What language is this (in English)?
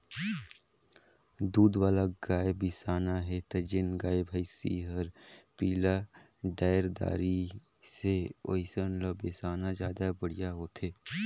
Chhattisgarhi